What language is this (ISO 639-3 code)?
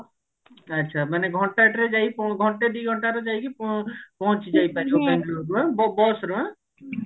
ori